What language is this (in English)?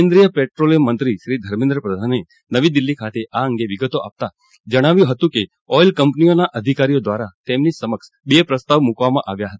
Gujarati